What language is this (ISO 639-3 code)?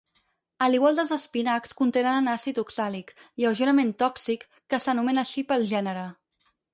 cat